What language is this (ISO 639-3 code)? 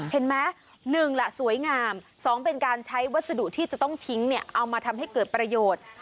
tha